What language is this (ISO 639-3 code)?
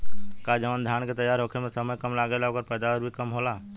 bho